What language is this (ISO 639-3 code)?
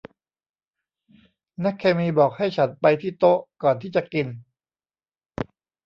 tha